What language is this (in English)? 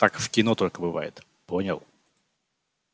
Russian